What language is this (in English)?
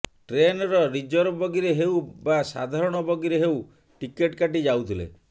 Odia